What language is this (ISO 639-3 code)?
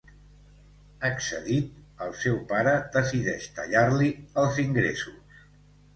cat